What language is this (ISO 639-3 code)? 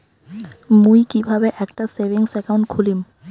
ben